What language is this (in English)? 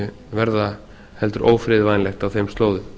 Icelandic